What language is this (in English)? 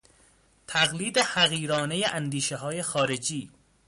Persian